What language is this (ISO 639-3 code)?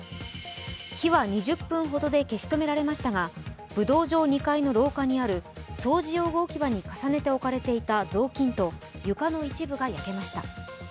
jpn